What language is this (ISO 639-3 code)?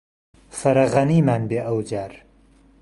ckb